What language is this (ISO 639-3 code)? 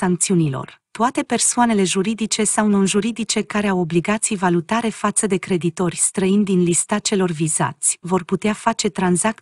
ron